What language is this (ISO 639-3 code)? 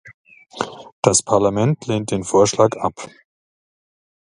deu